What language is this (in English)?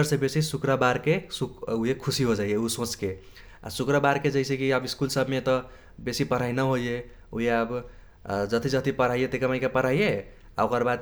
Kochila Tharu